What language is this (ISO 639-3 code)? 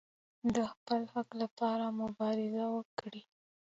pus